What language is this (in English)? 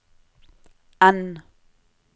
Norwegian